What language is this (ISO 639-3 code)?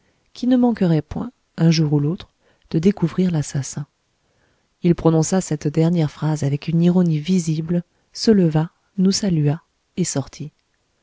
fra